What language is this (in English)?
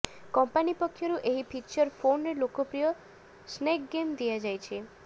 Odia